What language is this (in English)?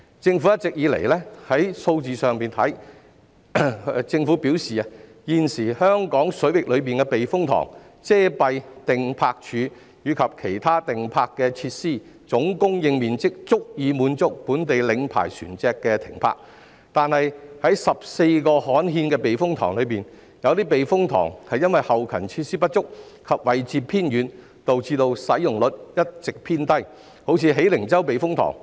Cantonese